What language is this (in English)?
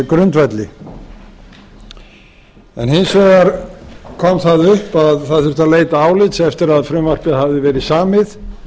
Icelandic